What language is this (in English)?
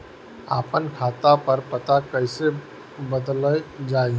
Bhojpuri